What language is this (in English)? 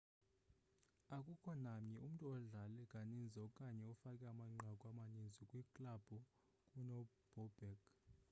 Xhosa